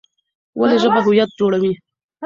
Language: Pashto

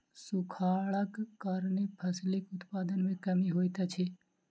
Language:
Maithili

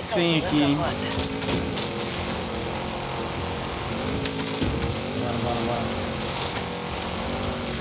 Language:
Portuguese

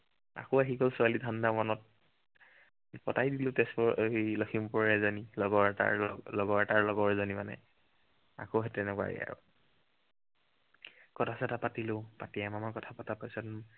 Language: Assamese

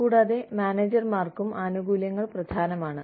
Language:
Malayalam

